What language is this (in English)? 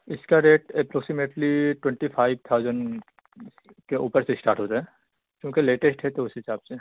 Urdu